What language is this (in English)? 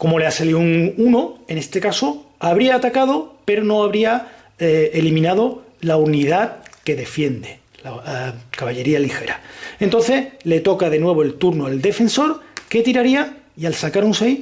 Spanish